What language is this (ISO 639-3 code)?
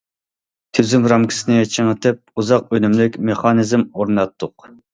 uig